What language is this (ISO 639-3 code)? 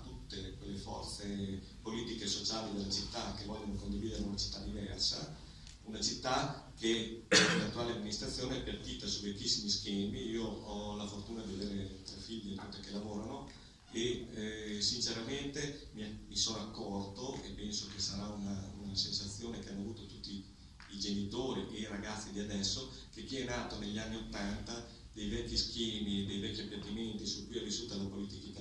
ita